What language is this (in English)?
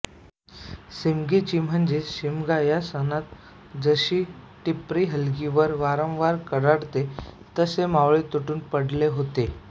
Marathi